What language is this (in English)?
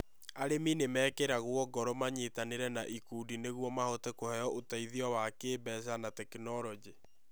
Kikuyu